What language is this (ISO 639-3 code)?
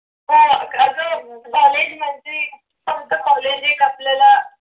mar